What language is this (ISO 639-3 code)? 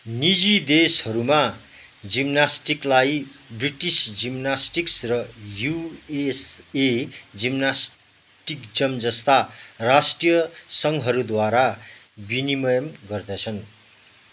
nep